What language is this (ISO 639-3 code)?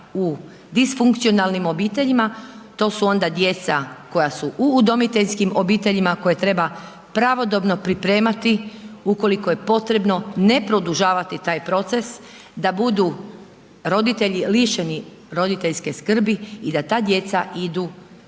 hrv